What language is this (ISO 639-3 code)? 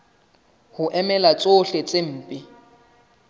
sot